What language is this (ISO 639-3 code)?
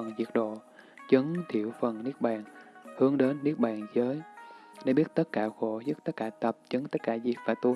vie